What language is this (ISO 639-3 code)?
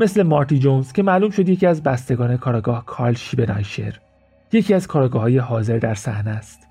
fas